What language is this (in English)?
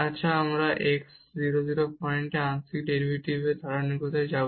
Bangla